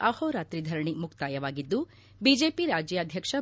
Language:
Kannada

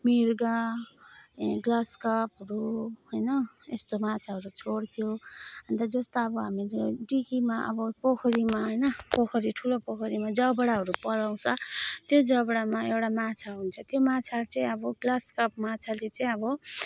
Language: Nepali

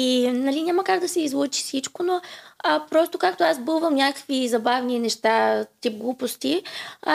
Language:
Bulgarian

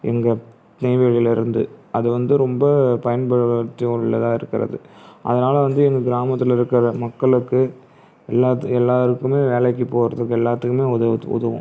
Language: Tamil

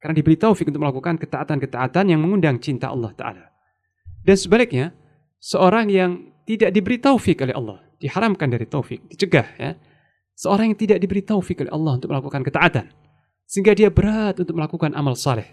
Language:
Indonesian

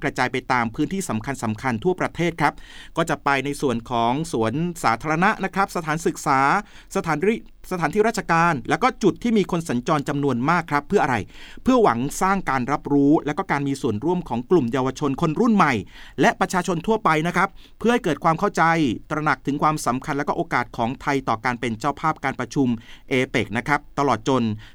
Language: Thai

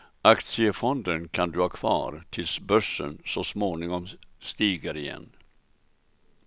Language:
Swedish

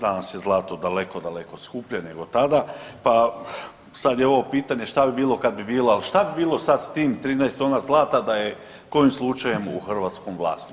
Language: Croatian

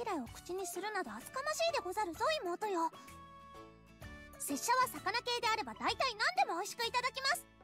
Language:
Japanese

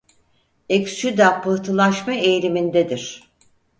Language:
Turkish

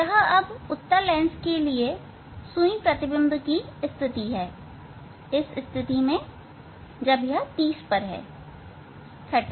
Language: Hindi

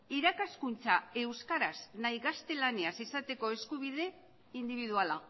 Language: Basque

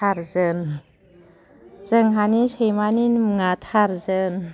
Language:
Bodo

